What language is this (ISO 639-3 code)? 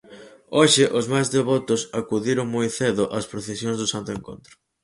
glg